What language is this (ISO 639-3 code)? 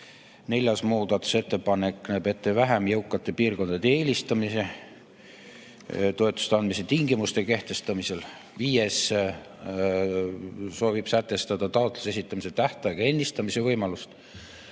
est